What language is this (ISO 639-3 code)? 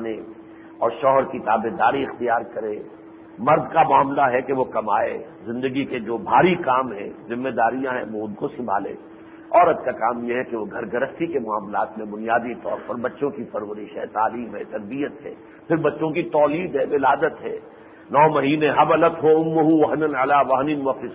urd